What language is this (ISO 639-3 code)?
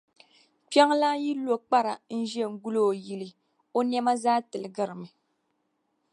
dag